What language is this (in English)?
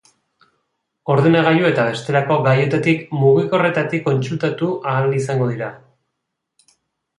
Basque